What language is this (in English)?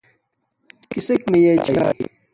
Domaaki